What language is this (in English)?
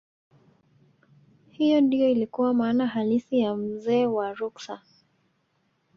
Swahili